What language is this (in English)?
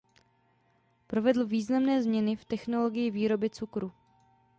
Czech